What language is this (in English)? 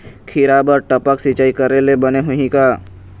Chhattisgarhi